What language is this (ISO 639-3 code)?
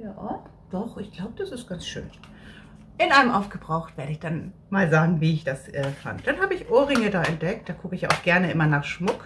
deu